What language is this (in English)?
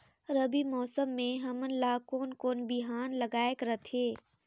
Chhattisgarhi